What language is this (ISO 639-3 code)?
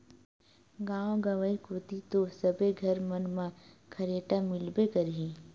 hne